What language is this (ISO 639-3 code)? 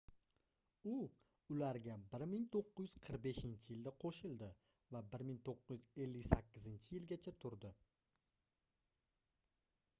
uzb